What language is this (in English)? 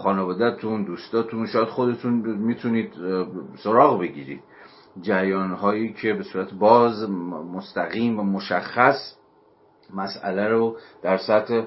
Persian